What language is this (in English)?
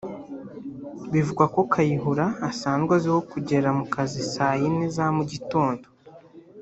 Kinyarwanda